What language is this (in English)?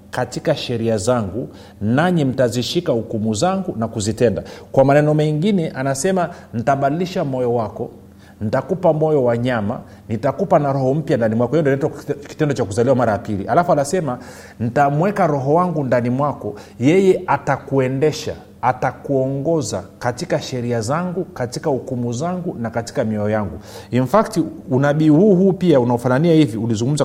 Swahili